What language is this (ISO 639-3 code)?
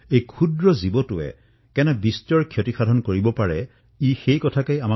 asm